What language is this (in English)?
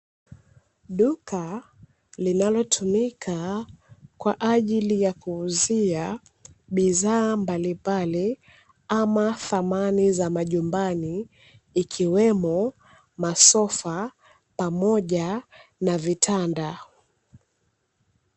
Swahili